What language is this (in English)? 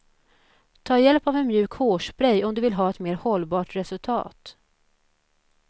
Swedish